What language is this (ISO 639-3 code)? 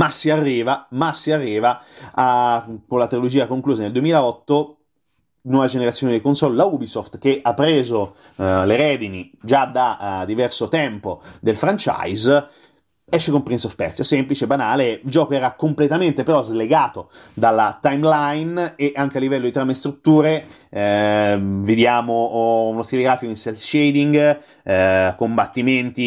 ita